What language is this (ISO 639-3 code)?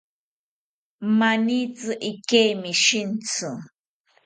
cpy